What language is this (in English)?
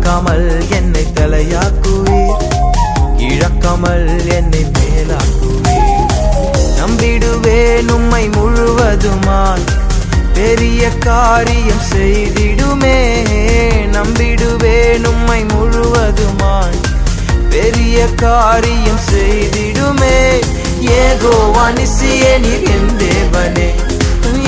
Tamil